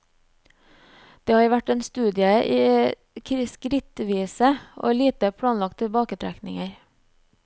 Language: Norwegian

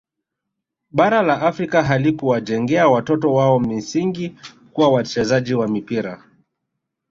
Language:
Swahili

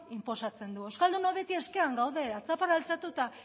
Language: Basque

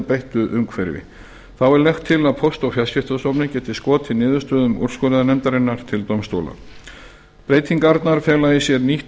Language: Icelandic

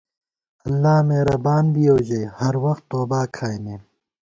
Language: Gawar-Bati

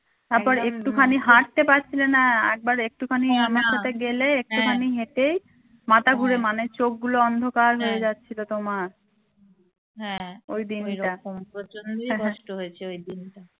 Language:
Bangla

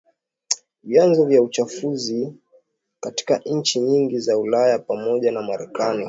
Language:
Swahili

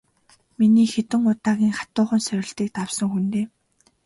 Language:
Mongolian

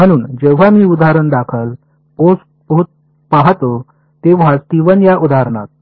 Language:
Marathi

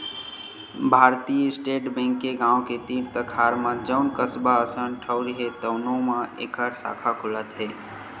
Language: Chhattisgarhi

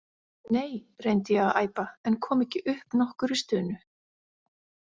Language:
Icelandic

